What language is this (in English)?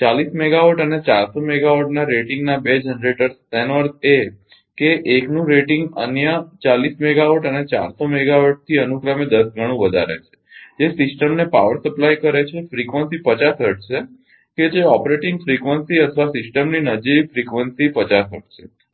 Gujarati